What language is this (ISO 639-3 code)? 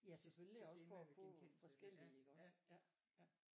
dan